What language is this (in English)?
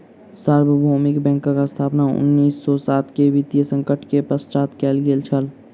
Maithili